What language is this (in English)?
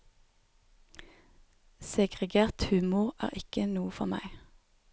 Norwegian